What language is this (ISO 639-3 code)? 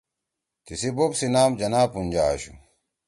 trw